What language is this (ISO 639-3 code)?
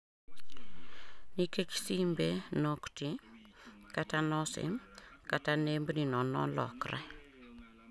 luo